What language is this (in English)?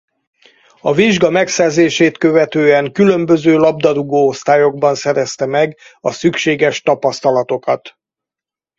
Hungarian